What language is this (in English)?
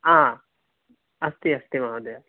Sanskrit